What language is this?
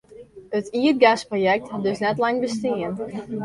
Western Frisian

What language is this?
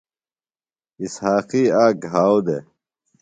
Phalura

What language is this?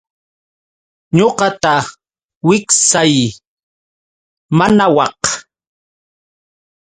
Yauyos Quechua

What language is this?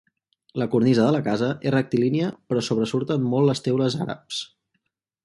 Catalan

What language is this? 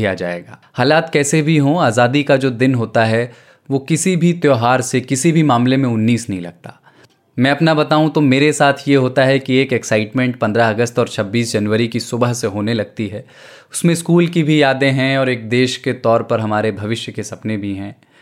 Hindi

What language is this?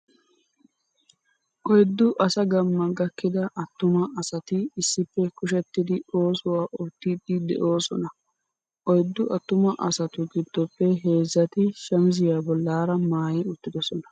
Wolaytta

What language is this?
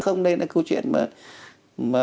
Vietnamese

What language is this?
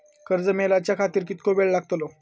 Marathi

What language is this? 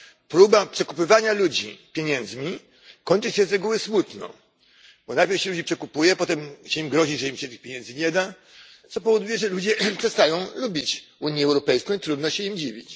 Polish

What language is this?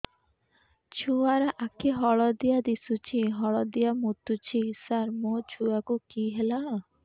Odia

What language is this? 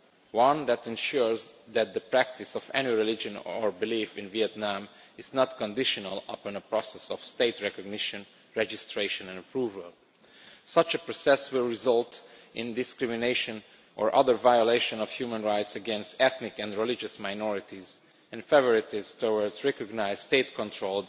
English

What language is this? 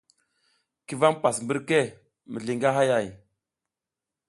South Giziga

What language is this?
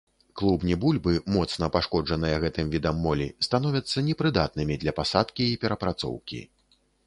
Belarusian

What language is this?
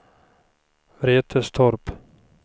Swedish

